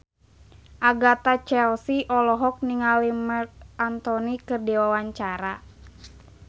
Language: Sundanese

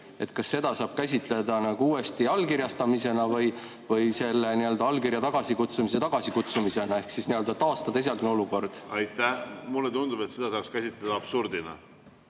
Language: Estonian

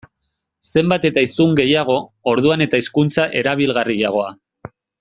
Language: Basque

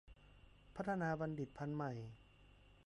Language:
Thai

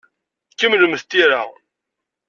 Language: Kabyle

